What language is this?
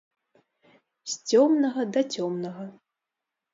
Belarusian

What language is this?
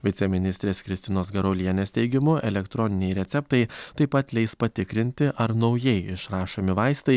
Lithuanian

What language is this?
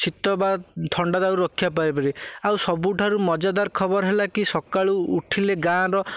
Odia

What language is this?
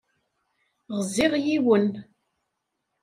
Kabyle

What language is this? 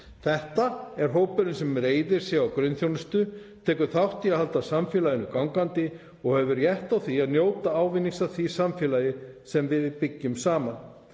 Icelandic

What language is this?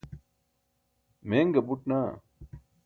Burushaski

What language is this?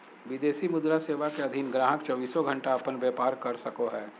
Magahi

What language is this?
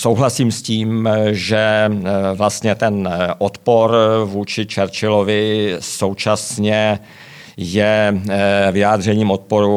Czech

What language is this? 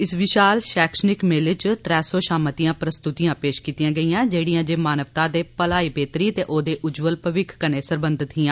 Dogri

